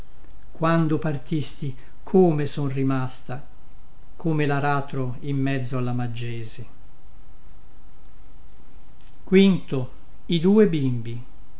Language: Italian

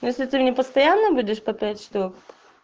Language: Russian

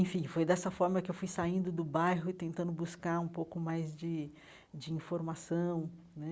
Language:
Portuguese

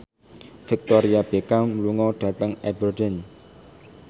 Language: Javanese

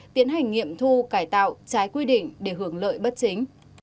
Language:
Vietnamese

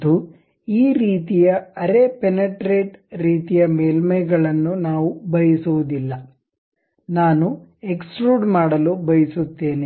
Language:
Kannada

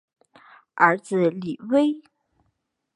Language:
Chinese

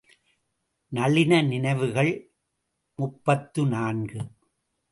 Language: Tamil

